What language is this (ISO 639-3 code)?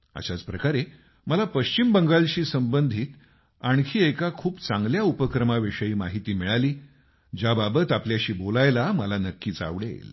mar